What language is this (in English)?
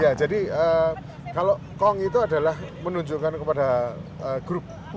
Indonesian